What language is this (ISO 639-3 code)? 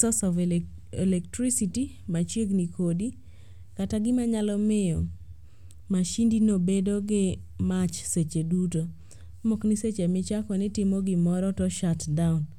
luo